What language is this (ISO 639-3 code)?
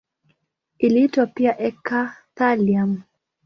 swa